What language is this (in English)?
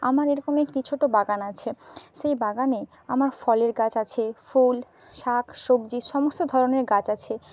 Bangla